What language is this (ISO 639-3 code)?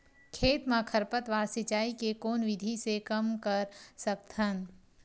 hne